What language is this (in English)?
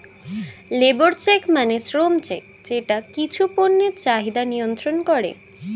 Bangla